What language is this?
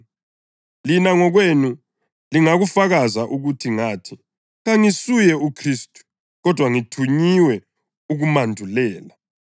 North Ndebele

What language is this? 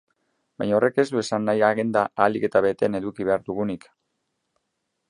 Basque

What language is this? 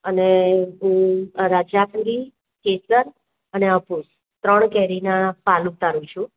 Gujarati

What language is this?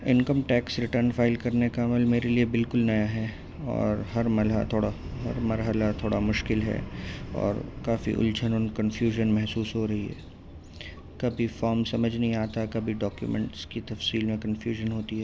Urdu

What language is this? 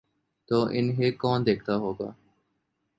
Urdu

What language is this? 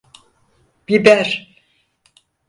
Turkish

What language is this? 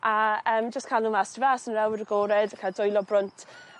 Welsh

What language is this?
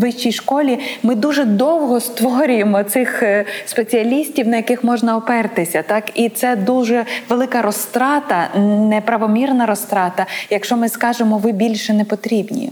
Ukrainian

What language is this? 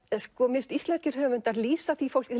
Icelandic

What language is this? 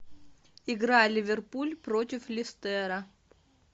Russian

